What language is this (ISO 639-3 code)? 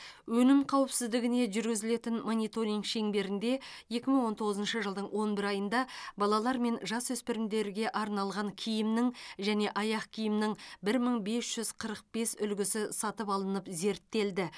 kaz